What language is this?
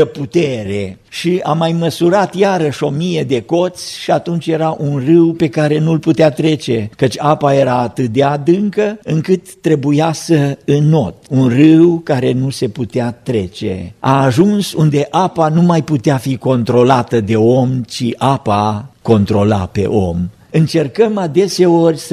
Romanian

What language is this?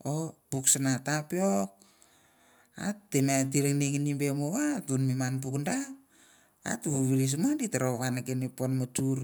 Mandara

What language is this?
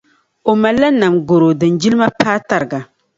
Dagbani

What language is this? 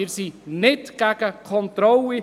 Swiss German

